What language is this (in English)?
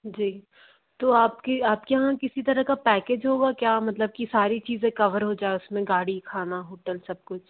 Hindi